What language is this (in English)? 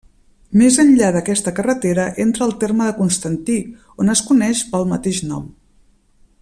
Catalan